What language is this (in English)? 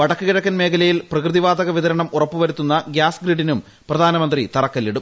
Malayalam